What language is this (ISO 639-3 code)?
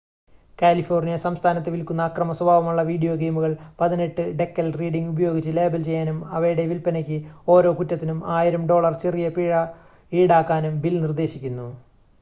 mal